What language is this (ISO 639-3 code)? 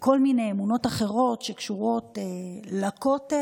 heb